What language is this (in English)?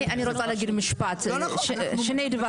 Hebrew